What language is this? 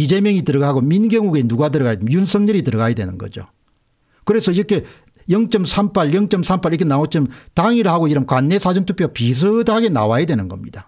Korean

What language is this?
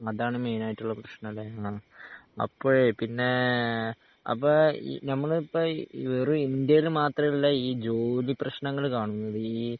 Malayalam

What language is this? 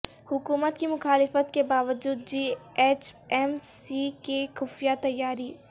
Urdu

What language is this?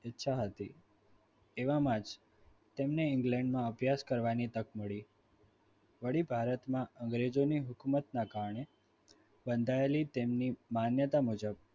Gujarati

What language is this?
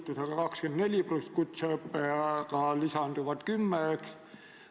Estonian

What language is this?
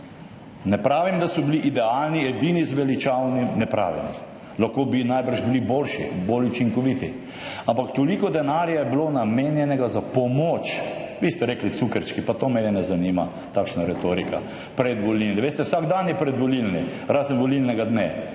Slovenian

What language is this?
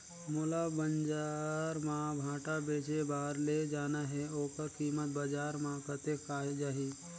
Chhattisgarhi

